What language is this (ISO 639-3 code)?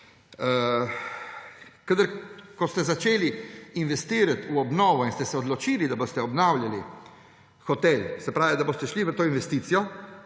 slv